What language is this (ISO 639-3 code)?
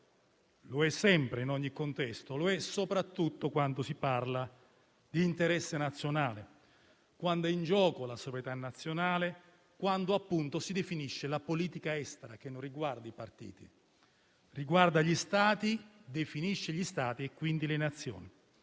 ita